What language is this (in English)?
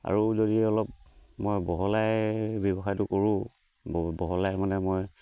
Assamese